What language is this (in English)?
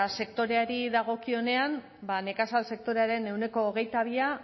Basque